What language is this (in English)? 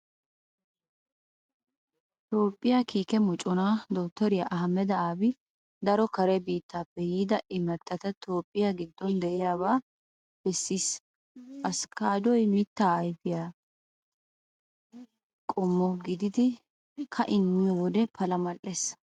Wolaytta